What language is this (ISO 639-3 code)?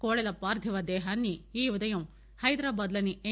tel